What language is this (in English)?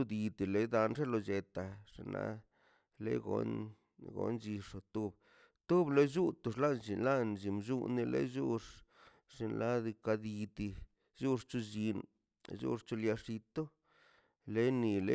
Mazaltepec Zapotec